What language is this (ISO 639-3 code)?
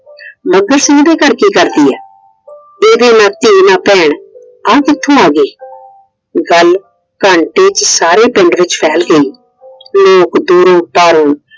pan